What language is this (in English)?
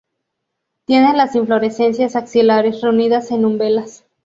Spanish